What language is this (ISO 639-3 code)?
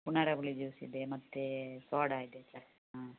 kan